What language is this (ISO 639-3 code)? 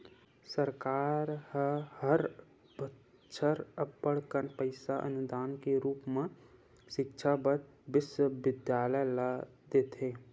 hne